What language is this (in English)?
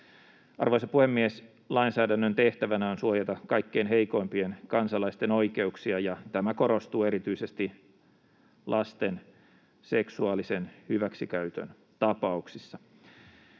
Finnish